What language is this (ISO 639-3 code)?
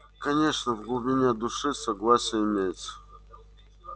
rus